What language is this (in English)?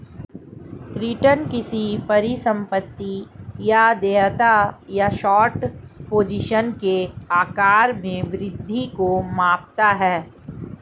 Hindi